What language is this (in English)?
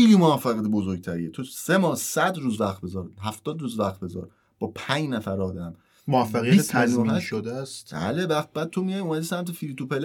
Persian